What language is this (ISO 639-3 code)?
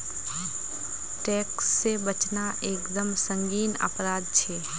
mag